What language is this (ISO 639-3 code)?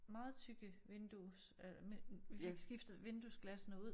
dan